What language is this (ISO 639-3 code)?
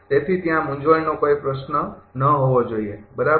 guj